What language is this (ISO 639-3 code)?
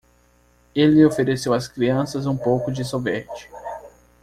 por